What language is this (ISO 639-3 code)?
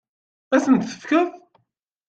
kab